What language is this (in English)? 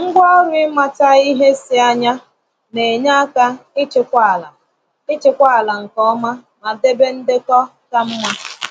Igbo